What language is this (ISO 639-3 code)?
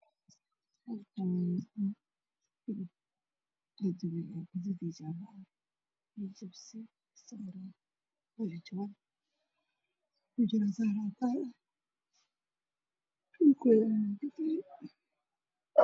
som